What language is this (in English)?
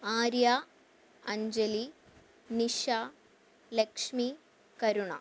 Malayalam